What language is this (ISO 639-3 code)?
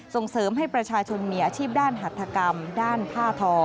tha